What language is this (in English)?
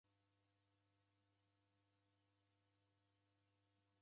Taita